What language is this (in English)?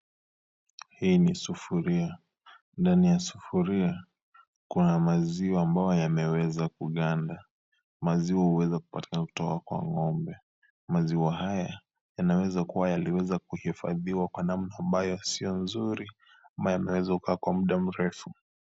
Swahili